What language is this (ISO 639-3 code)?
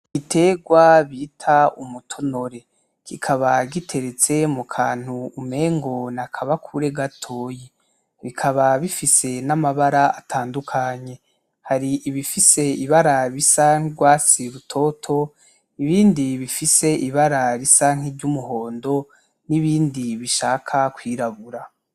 run